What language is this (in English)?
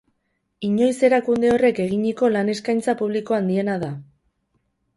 Basque